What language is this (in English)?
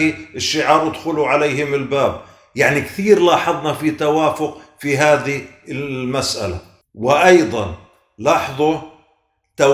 Arabic